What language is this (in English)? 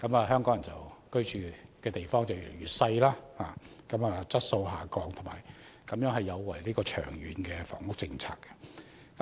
Cantonese